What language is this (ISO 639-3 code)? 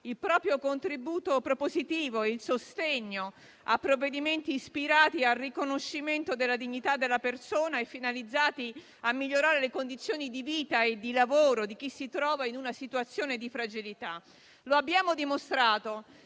ita